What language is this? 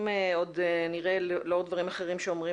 Hebrew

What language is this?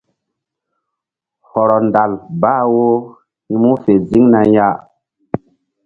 Mbum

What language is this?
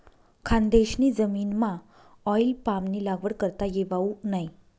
Marathi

